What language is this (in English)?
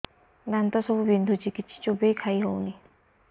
Odia